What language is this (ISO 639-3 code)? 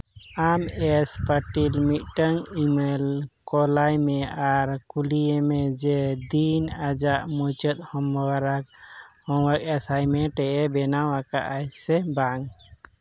sat